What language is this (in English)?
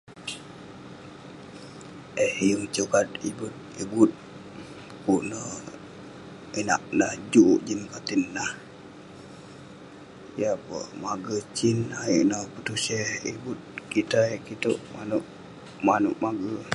Western Penan